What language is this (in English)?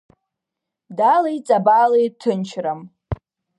Abkhazian